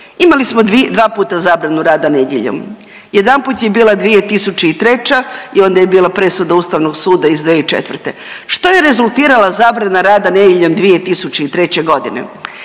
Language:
Croatian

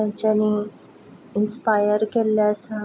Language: Konkani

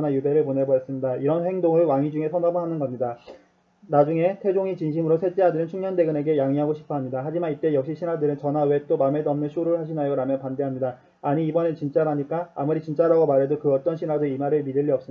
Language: Korean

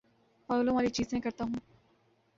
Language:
Urdu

